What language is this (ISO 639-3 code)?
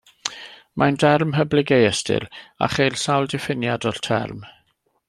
cym